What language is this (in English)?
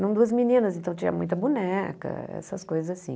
Portuguese